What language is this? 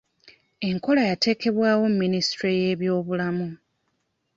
Ganda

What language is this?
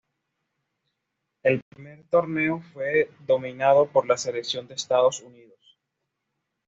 Spanish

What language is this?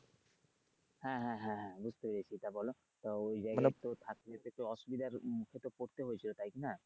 Bangla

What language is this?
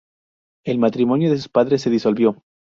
Spanish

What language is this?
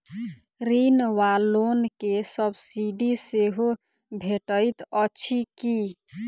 Maithili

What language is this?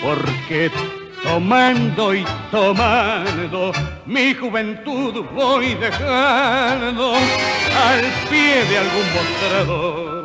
Spanish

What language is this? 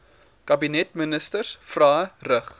Afrikaans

